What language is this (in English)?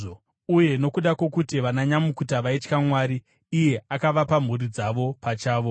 Shona